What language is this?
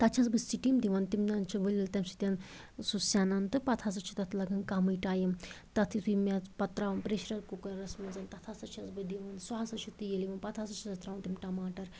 Kashmiri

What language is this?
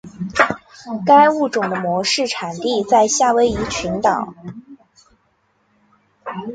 Chinese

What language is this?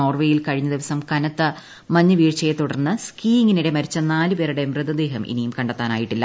Malayalam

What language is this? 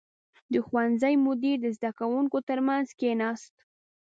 Pashto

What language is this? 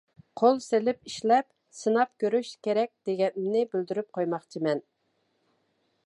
Uyghur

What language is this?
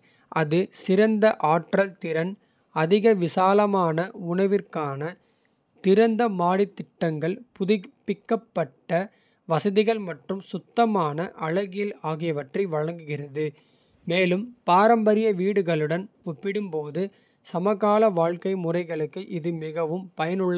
Kota (India)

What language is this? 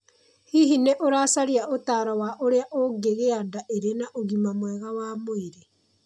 Kikuyu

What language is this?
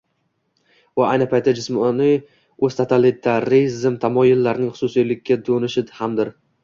Uzbek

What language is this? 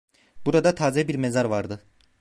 Turkish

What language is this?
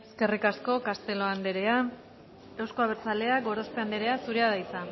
Basque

